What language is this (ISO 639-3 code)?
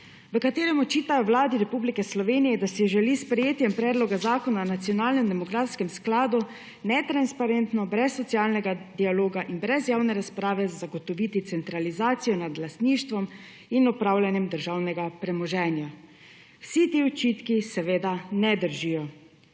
slv